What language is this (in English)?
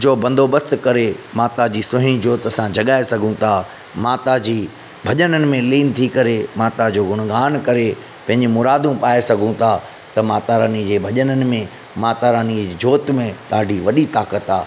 Sindhi